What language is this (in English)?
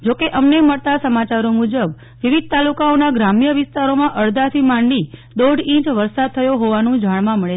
Gujarati